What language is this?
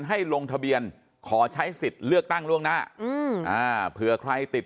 Thai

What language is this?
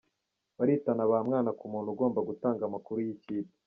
Kinyarwanda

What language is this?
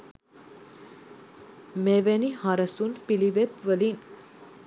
Sinhala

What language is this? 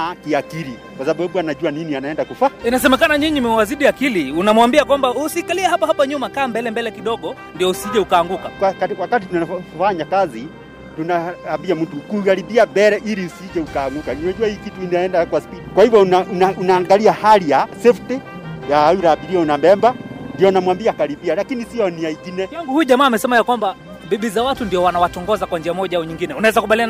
Swahili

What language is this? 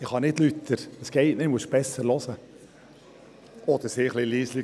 Swiss German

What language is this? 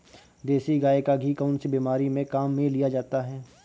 Hindi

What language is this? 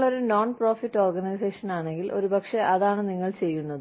Malayalam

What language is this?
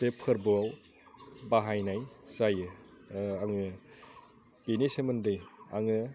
Bodo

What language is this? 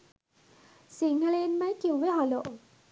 Sinhala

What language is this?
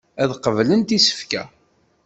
Kabyle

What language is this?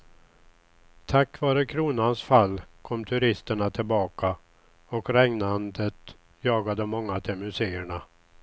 Swedish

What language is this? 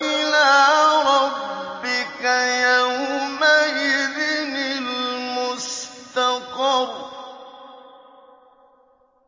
Arabic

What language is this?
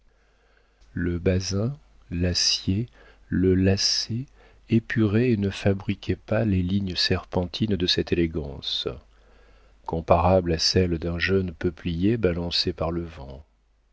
French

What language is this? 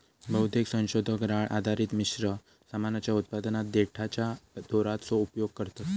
Marathi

